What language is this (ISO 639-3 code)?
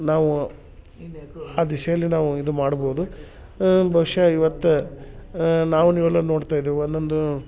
kan